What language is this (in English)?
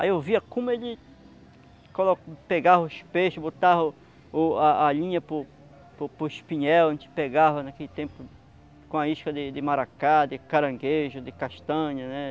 Portuguese